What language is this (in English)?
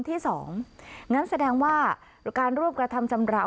Thai